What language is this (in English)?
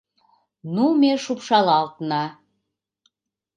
Mari